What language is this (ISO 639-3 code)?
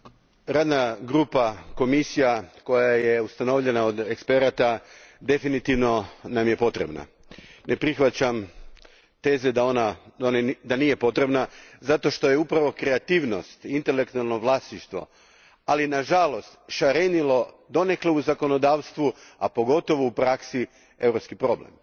hrv